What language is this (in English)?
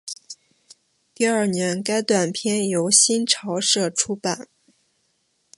Chinese